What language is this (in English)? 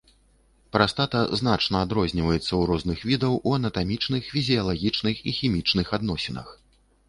Belarusian